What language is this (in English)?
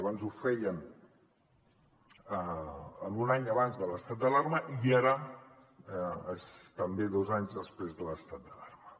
Catalan